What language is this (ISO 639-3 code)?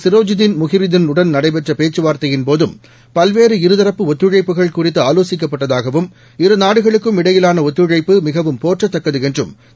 tam